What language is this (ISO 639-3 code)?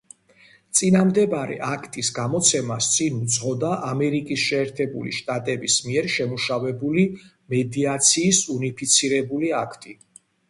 kat